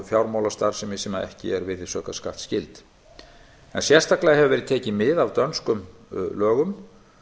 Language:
Icelandic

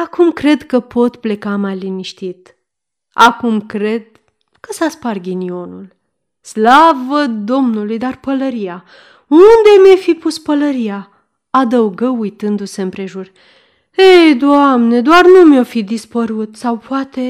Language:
Romanian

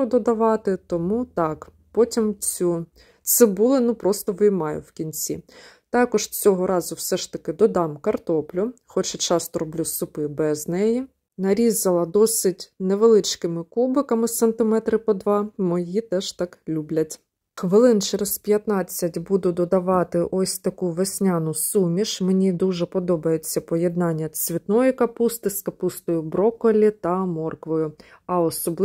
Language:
Ukrainian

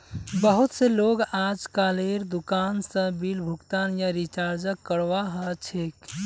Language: Magahi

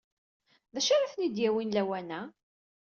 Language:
Kabyle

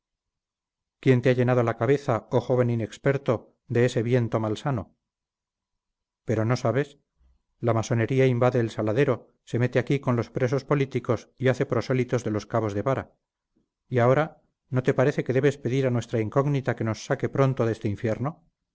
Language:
Spanish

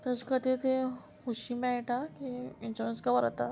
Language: Konkani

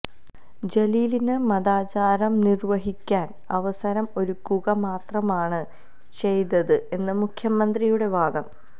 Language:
Malayalam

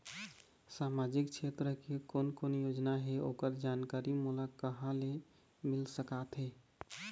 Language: Chhattisgarhi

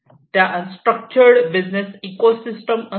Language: Marathi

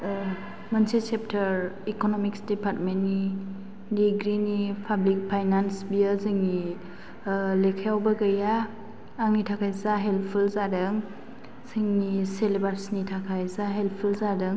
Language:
Bodo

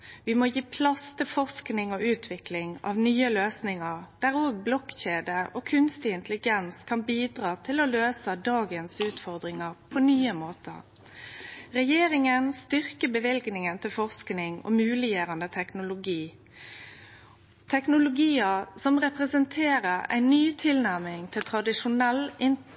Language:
Norwegian Nynorsk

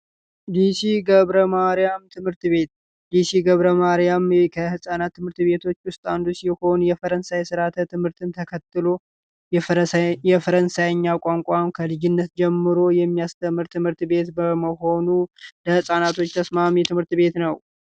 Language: Amharic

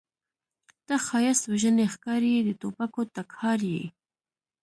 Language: Pashto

